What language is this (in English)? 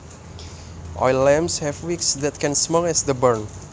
Javanese